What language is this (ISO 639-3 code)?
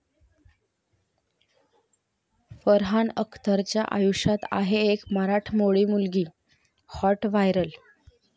mar